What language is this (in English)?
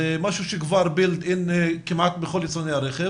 Hebrew